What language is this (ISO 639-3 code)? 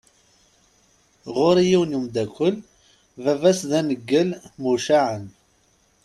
kab